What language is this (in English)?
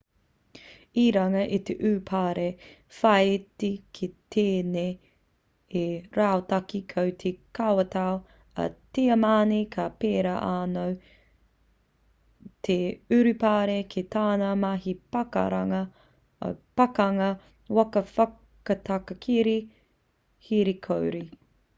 Māori